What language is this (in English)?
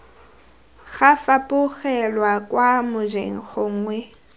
Tswana